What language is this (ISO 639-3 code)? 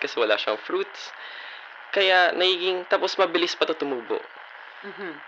fil